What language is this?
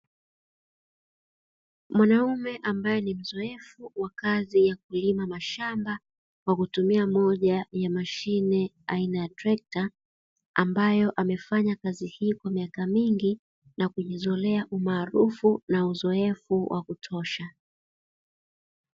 Swahili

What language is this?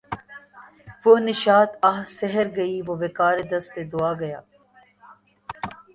Urdu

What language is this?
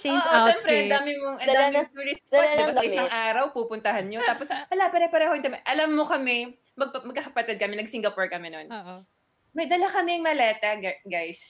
Filipino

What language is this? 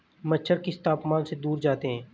Hindi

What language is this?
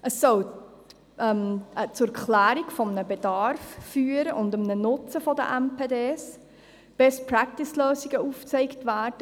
Swiss German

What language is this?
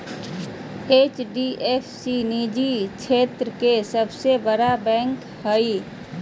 Magahi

